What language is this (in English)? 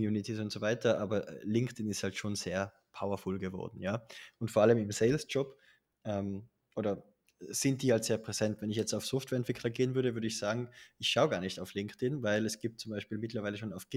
German